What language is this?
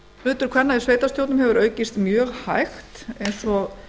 Icelandic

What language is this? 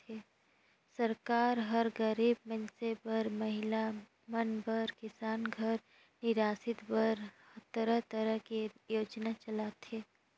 Chhattisgarhi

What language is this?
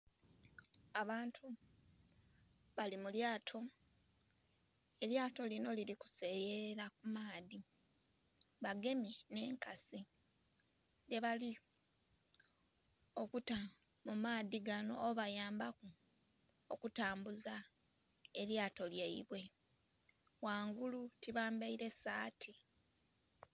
Soga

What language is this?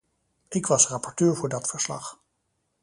Dutch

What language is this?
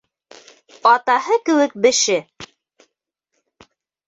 Bashkir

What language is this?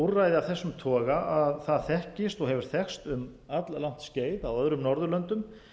Icelandic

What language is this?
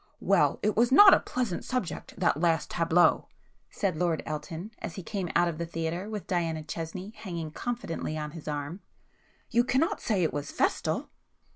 English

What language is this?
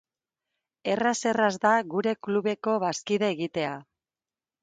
Basque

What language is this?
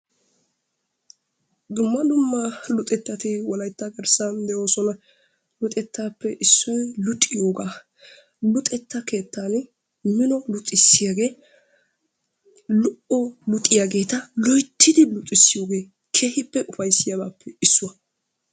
Wolaytta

